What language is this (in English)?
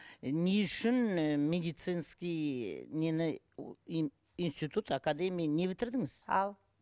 Kazakh